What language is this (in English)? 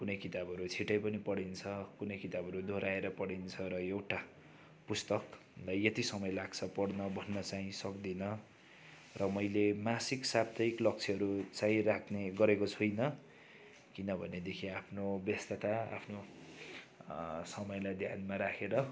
Nepali